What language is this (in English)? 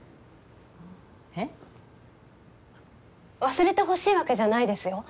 Japanese